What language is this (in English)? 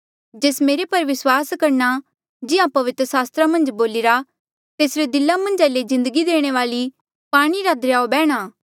Mandeali